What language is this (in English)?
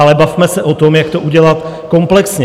Czech